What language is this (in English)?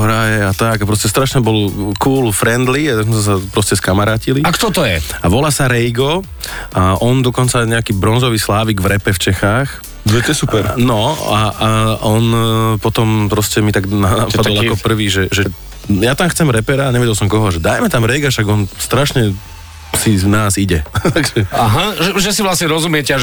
Slovak